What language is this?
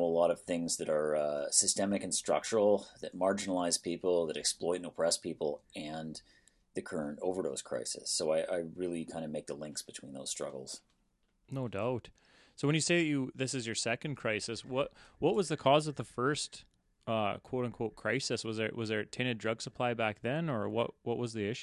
English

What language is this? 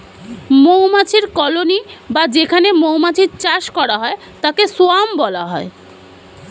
Bangla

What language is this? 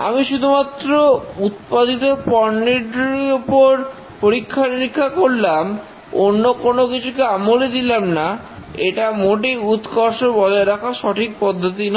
Bangla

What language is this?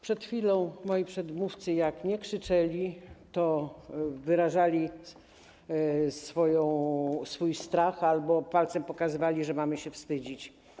Polish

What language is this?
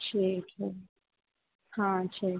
Hindi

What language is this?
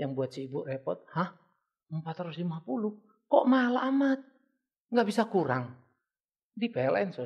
Indonesian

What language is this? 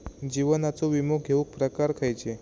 Marathi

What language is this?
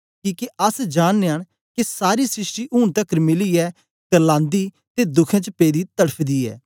Dogri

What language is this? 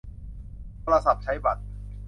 Thai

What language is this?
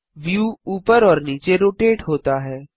Hindi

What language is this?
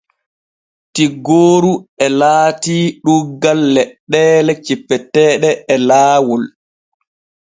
Borgu Fulfulde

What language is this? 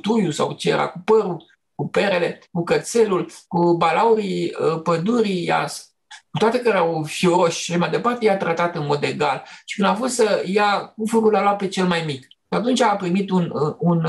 Romanian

